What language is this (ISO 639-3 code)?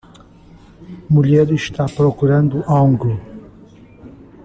por